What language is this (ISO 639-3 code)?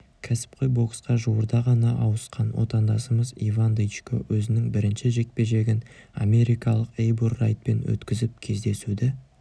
kaz